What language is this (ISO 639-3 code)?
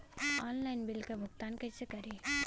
bho